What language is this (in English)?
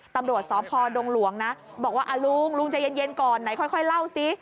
Thai